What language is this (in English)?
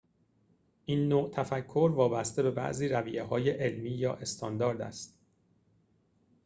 Persian